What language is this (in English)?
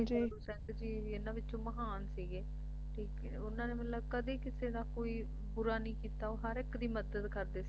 Punjabi